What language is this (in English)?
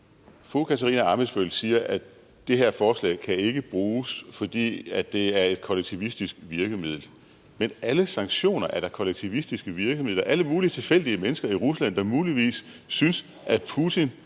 Danish